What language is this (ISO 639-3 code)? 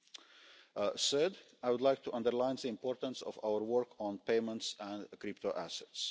eng